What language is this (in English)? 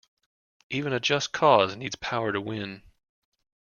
English